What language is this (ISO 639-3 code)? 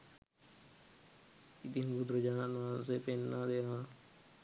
sin